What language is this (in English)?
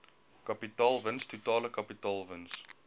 Afrikaans